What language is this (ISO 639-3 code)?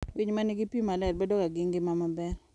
luo